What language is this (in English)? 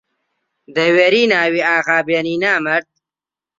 Central Kurdish